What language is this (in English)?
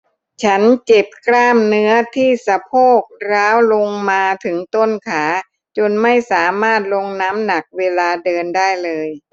Thai